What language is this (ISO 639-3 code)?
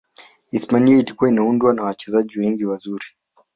swa